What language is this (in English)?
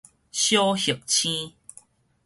Min Nan Chinese